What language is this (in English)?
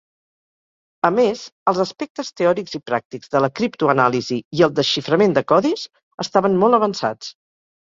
Catalan